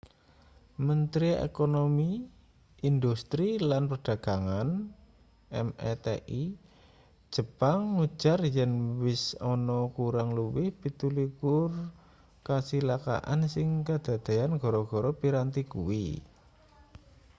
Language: Javanese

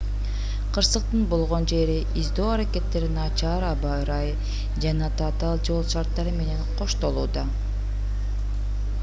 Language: Kyrgyz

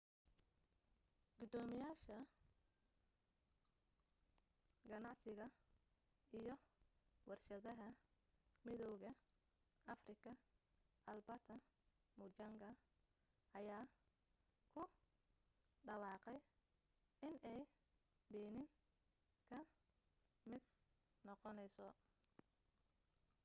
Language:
Somali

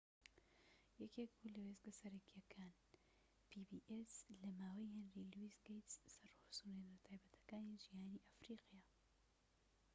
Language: Central Kurdish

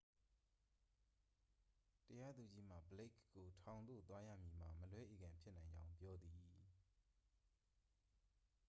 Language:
Burmese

